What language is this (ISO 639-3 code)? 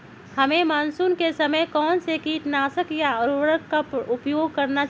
mag